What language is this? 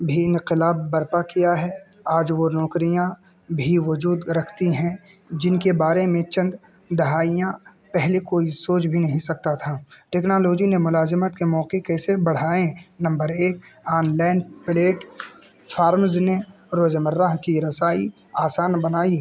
Urdu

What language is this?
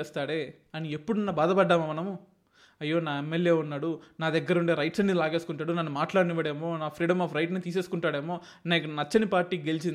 Telugu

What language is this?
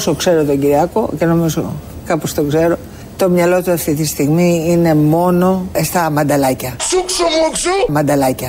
Greek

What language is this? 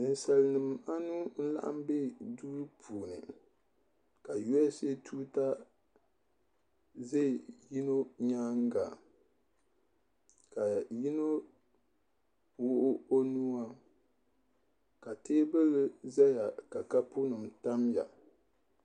Dagbani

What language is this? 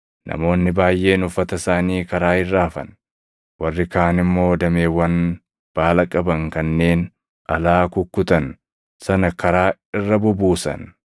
Oromo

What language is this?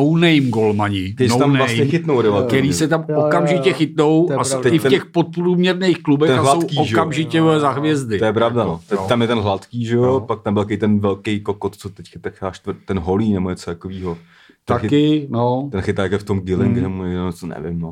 Czech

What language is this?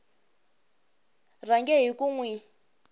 Tsonga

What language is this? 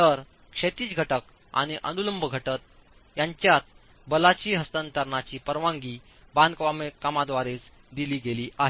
Marathi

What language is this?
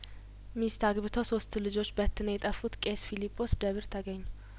Amharic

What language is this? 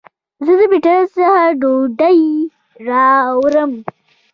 Pashto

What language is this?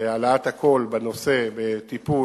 Hebrew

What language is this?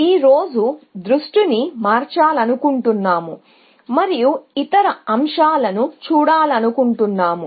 Telugu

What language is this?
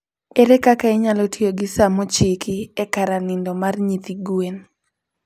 Luo (Kenya and Tanzania)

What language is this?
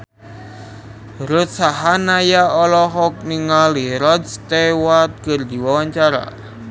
Sundanese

